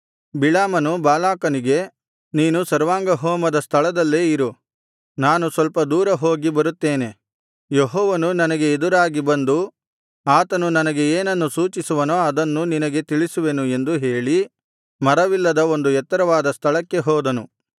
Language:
Kannada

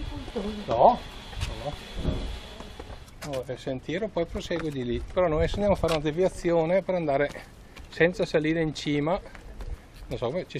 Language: Italian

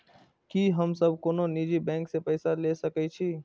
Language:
Maithili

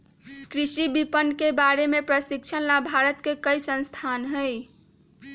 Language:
Magahi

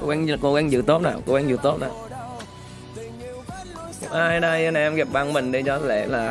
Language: Vietnamese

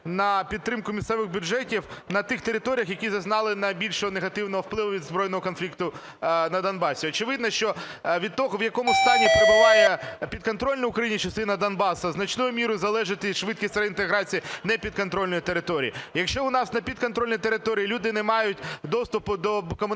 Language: Ukrainian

